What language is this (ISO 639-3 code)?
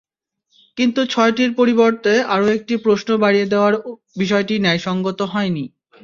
ben